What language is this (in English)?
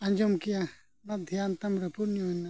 Santali